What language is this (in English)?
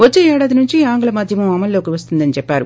Telugu